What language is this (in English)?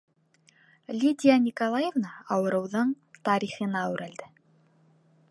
Bashkir